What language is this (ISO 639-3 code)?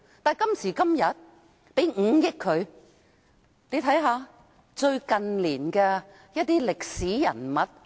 yue